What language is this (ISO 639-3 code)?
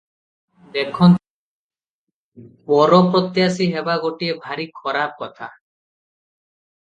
ori